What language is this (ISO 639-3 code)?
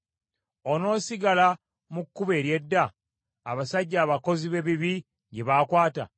lug